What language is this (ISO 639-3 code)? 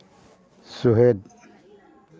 sat